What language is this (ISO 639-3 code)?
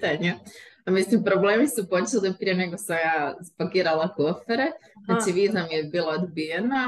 hrv